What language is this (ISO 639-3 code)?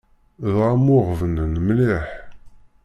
kab